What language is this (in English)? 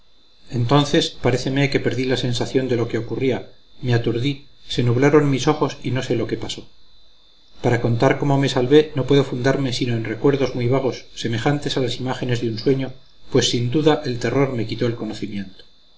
Spanish